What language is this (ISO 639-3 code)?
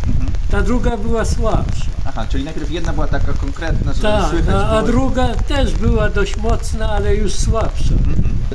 pol